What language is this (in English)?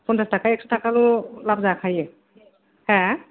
Bodo